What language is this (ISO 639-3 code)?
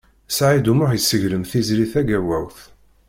kab